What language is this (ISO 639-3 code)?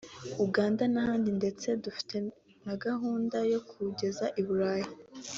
kin